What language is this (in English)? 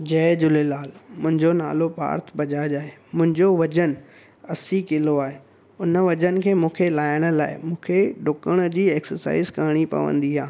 Sindhi